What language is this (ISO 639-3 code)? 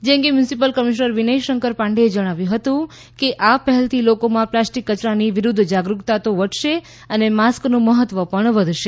guj